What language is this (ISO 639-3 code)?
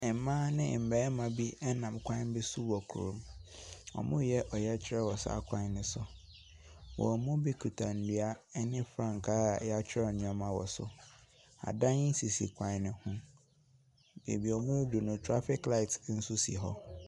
aka